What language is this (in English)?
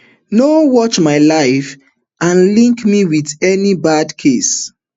Nigerian Pidgin